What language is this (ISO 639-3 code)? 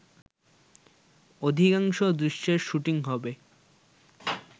ben